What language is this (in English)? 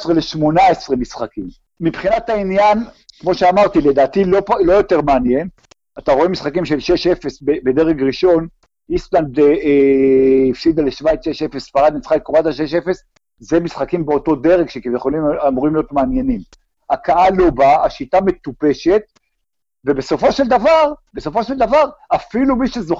Hebrew